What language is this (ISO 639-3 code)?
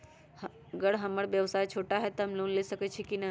mag